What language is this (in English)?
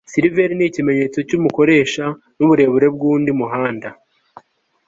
Kinyarwanda